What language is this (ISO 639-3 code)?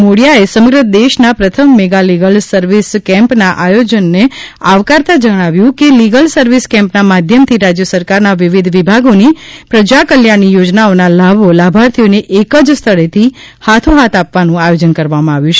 guj